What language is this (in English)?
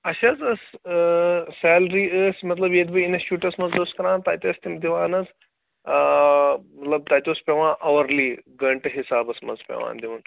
Kashmiri